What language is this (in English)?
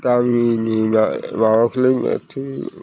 Bodo